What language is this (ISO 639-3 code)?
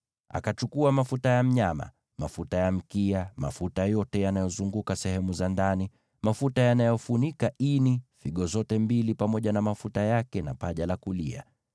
swa